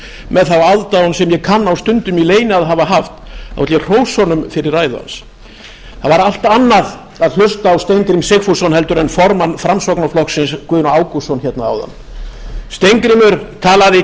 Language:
Icelandic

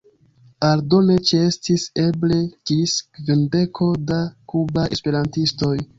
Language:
Esperanto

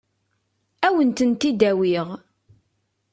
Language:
Kabyle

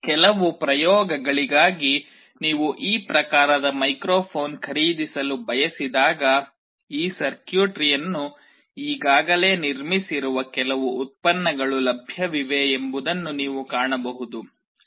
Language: Kannada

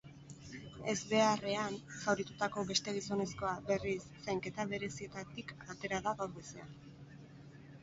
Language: Basque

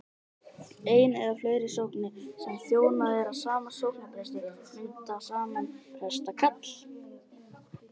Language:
Icelandic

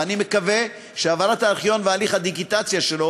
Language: Hebrew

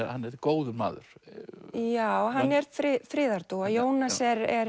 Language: Icelandic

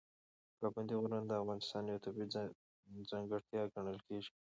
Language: Pashto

